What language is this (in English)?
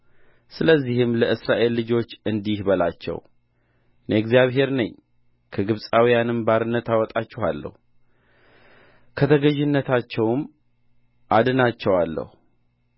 Amharic